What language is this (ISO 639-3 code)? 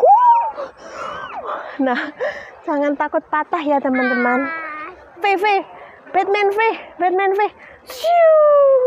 ind